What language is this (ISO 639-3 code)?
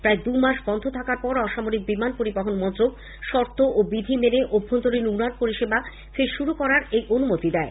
ben